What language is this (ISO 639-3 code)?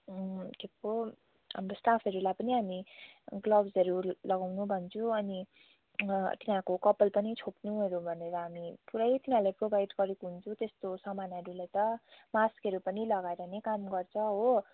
nep